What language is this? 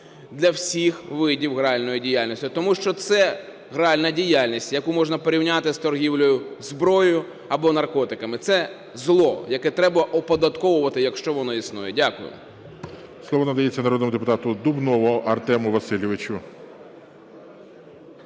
Ukrainian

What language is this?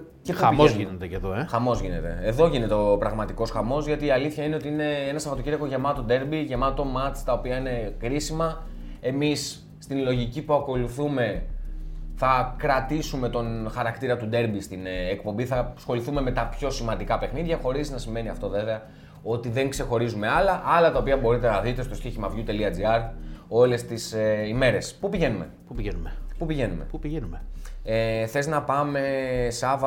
Greek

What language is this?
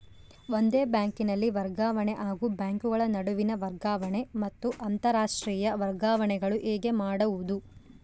Kannada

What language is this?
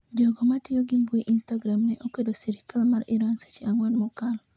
Luo (Kenya and Tanzania)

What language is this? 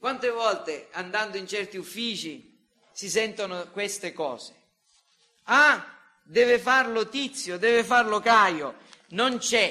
Italian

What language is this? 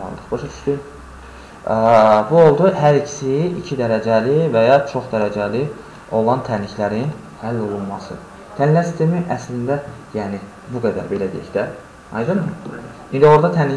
Turkish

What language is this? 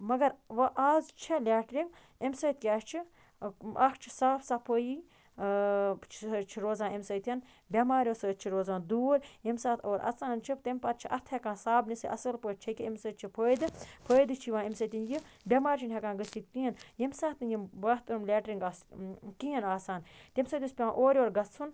Kashmiri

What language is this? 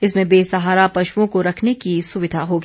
Hindi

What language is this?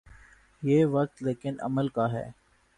Urdu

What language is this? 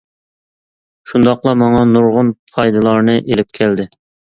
Uyghur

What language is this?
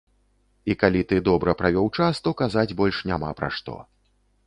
Belarusian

